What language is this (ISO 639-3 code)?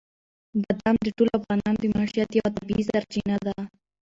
pus